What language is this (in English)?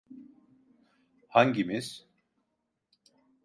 Turkish